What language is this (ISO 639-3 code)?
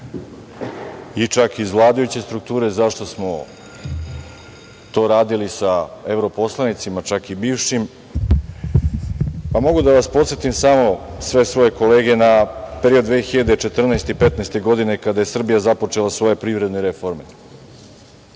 srp